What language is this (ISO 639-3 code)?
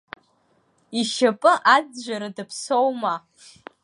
abk